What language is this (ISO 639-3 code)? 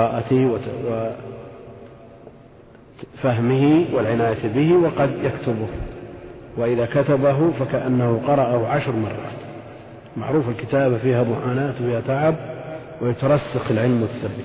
ara